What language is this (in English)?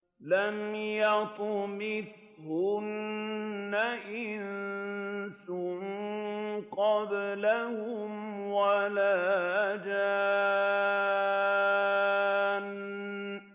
Arabic